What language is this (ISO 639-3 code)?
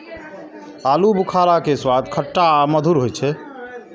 mai